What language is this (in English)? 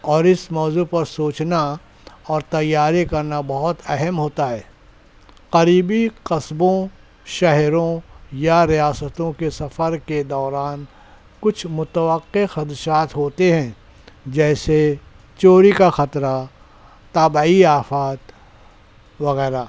Urdu